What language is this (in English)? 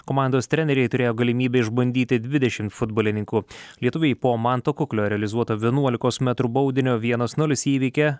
Lithuanian